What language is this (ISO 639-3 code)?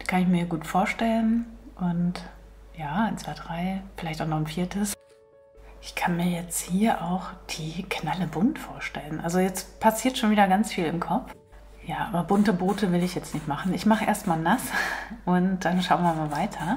deu